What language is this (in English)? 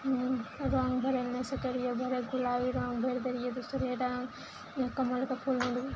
Maithili